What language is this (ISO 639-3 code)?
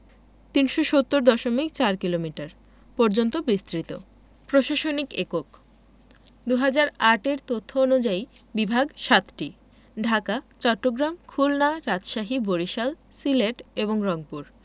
ben